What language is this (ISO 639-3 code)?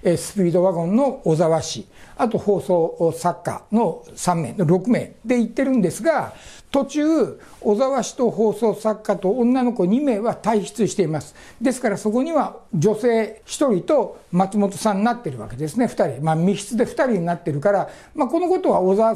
jpn